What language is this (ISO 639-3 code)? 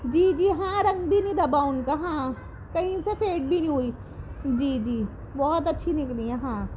urd